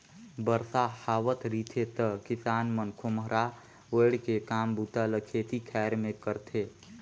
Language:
Chhattisgarhi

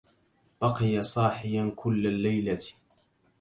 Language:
Arabic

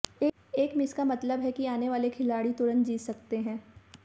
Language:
Hindi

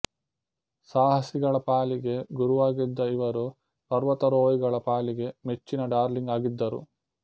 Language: Kannada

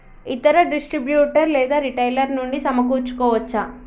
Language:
Telugu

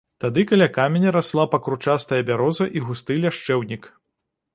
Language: Belarusian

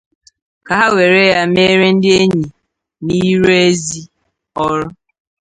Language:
Igbo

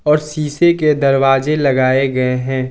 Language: Hindi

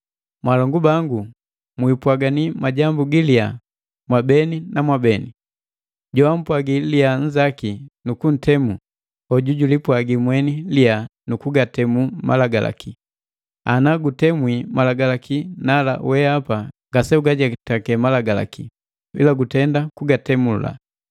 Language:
Matengo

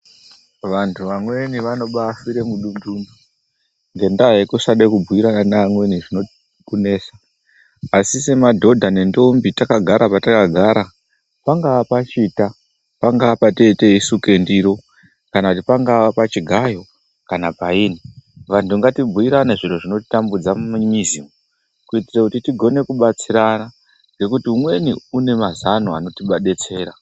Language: Ndau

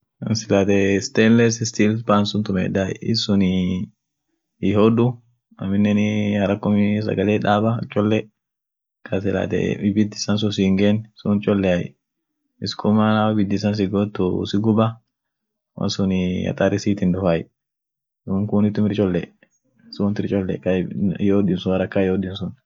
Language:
Orma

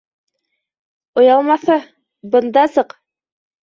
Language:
Bashkir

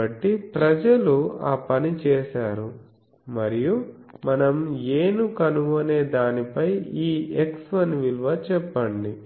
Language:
Telugu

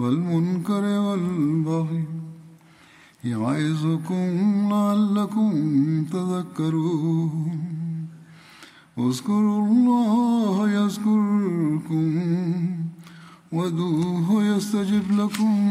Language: Urdu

